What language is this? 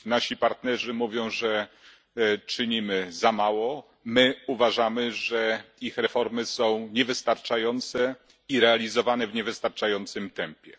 Polish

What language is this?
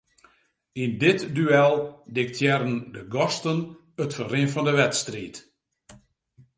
Western Frisian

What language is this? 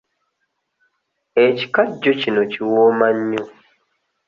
Ganda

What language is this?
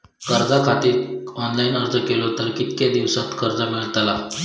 Marathi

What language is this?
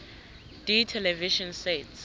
South Ndebele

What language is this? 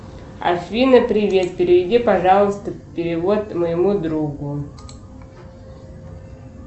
Russian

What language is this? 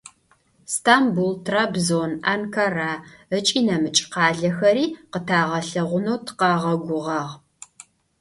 Adyghe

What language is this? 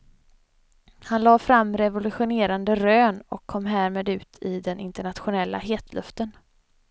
Swedish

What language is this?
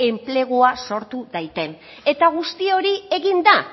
Basque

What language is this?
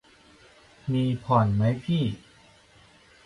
Thai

